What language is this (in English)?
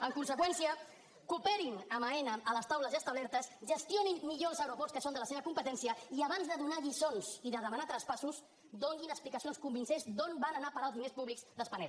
Catalan